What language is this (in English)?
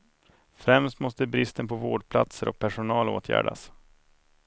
Swedish